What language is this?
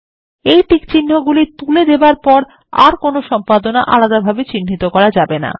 Bangla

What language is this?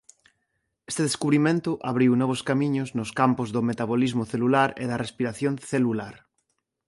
Galician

